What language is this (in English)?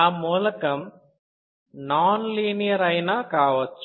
Telugu